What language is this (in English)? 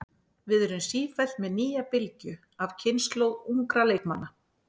Icelandic